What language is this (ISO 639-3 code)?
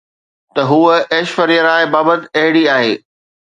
snd